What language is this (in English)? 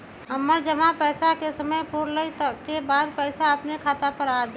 Magahi